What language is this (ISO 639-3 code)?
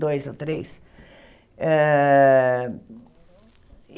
por